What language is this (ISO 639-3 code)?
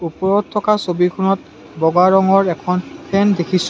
asm